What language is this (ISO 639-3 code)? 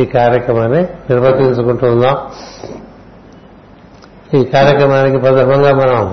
tel